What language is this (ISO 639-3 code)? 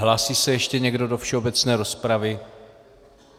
ces